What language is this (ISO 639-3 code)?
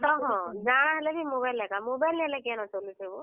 ori